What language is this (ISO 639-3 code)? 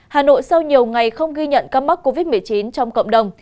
vie